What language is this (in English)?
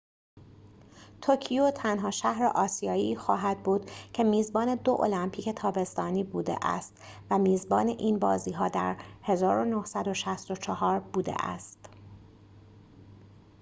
Persian